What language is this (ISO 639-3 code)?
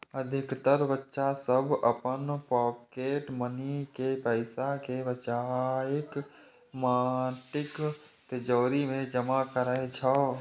mai